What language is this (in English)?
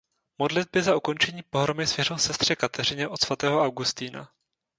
Czech